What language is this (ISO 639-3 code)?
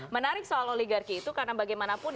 ind